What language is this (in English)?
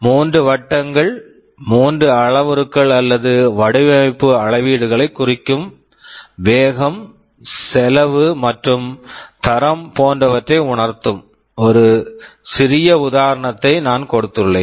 Tamil